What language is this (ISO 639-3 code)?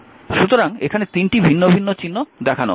ben